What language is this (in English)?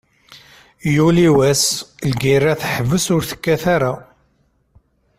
Kabyle